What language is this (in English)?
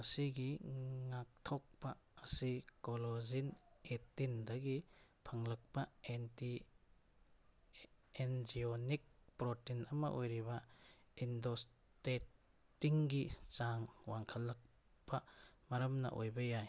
Manipuri